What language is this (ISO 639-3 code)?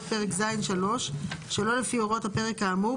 heb